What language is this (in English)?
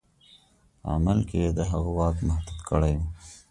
Pashto